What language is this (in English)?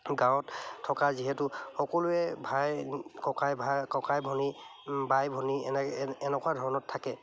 Assamese